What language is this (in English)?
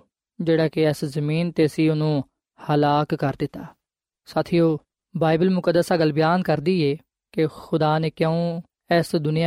Punjabi